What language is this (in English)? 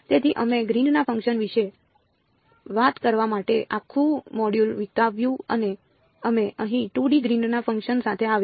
Gujarati